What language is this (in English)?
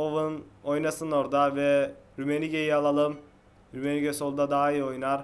Turkish